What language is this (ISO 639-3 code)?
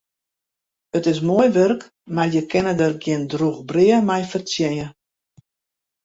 fry